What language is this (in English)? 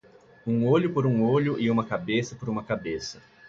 Portuguese